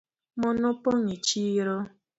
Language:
Luo (Kenya and Tanzania)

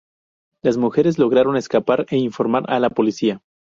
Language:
Spanish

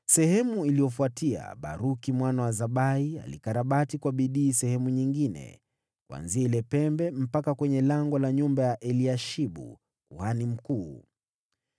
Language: Swahili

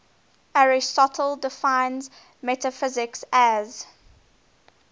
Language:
English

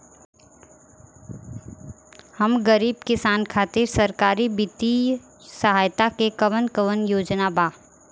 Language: Bhojpuri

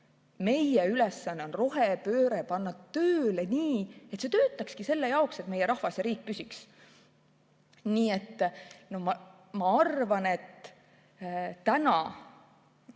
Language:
Estonian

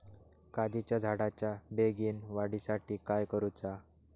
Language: Marathi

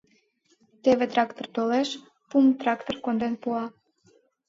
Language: Mari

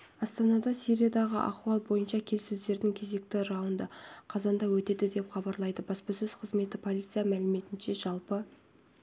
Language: Kazakh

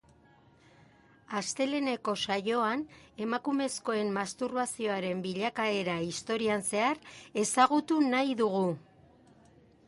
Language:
Basque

